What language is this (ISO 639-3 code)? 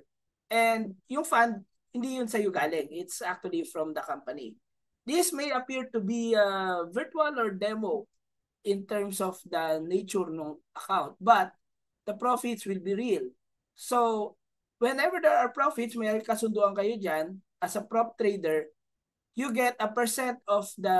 fil